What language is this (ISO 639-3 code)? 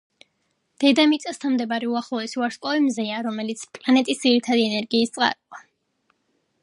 kat